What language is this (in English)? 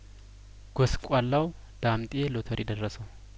Amharic